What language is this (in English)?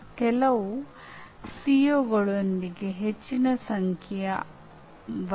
Kannada